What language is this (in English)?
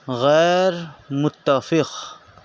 Urdu